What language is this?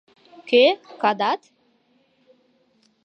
Mari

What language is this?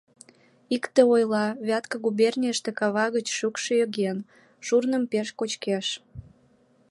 Mari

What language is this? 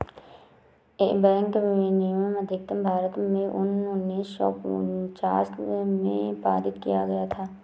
Hindi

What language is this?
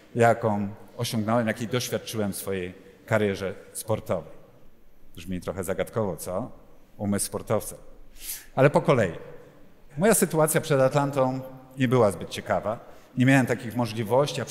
Polish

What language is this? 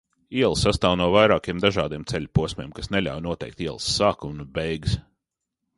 Latvian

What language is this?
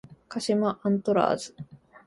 Japanese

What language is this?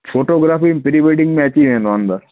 Sindhi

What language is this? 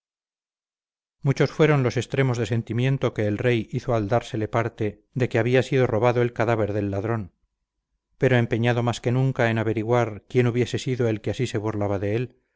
Spanish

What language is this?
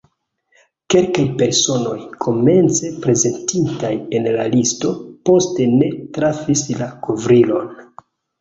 Esperanto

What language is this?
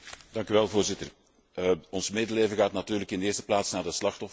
Dutch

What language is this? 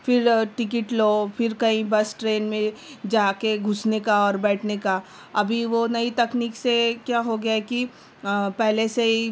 Urdu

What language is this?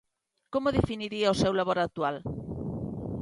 Galician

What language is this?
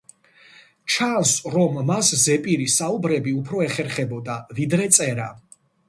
Georgian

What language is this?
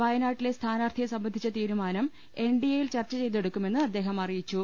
Malayalam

